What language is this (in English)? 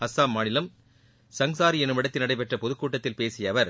Tamil